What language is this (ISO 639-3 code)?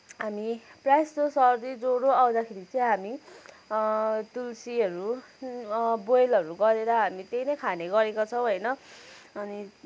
nep